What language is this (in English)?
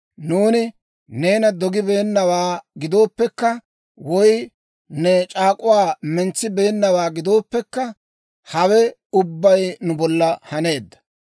Dawro